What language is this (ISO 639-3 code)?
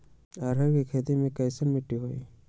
mag